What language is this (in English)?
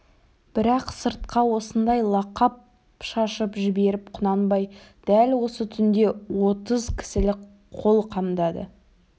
Kazakh